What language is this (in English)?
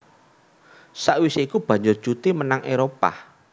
Javanese